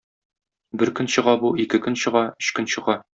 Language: Tatar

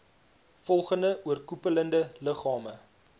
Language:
Afrikaans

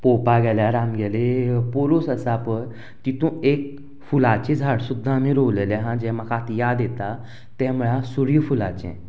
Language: Konkani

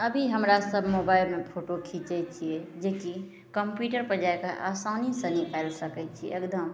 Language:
Maithili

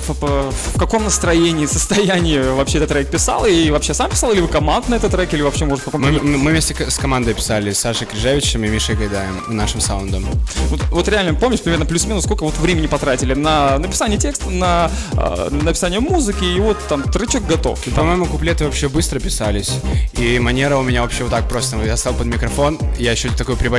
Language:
Russian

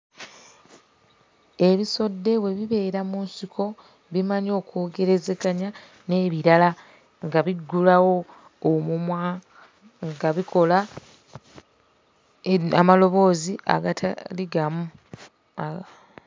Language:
Ganda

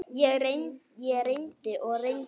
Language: Icelandic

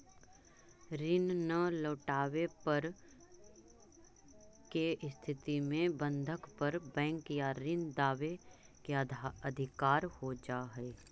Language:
Magahi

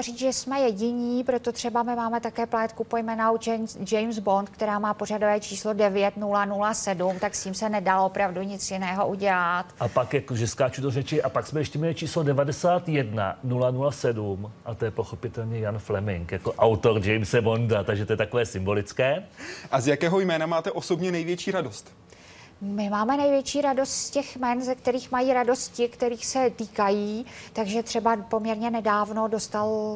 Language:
Czech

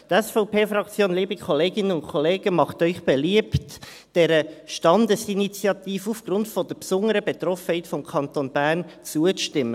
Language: Swiss German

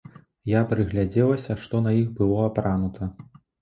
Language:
Belarusian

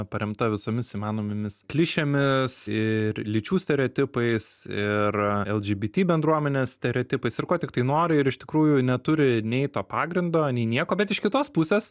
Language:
Lithuanian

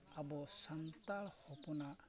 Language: Santali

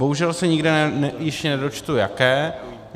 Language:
Czech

